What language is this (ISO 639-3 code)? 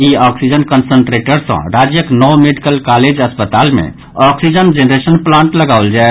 mai